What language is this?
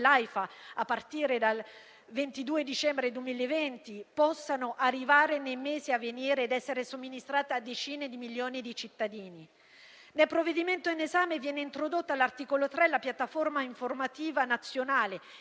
Italian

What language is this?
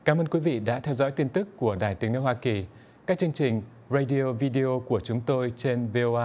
Vietnamese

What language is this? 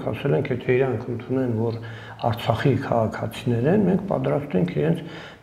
Turkish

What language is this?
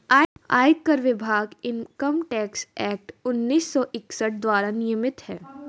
Hindi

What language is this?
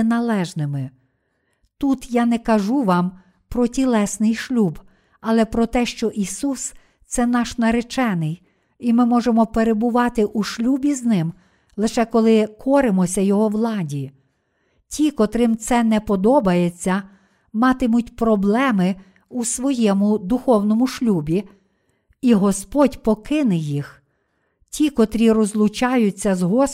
Ukrainian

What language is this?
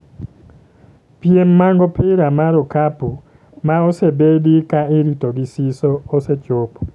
Luo (Kenya and Tanzania)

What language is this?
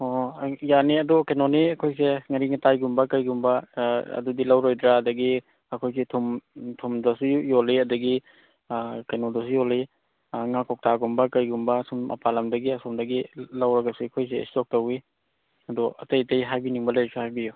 Manipuri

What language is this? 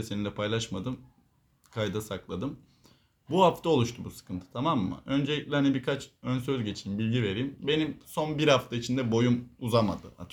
Turkish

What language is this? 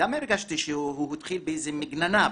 Hebrew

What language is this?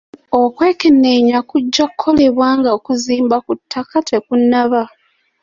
Ganda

